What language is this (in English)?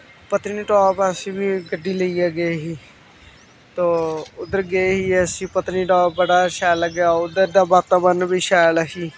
Dogri